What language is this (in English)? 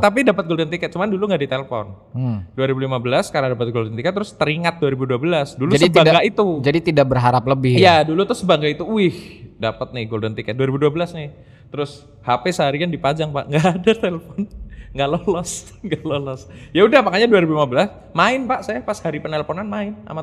Indonesian